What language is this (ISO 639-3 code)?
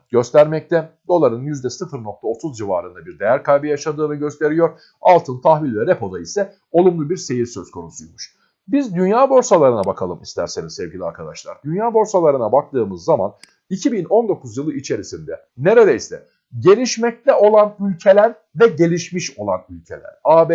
tur